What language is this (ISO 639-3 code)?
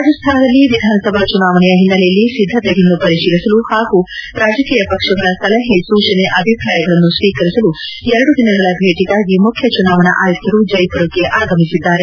kan